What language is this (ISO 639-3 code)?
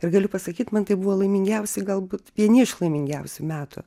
lit